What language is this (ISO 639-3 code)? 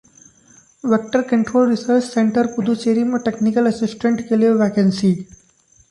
hin